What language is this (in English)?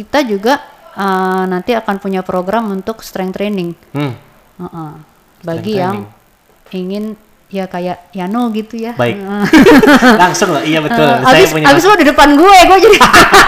Indonesian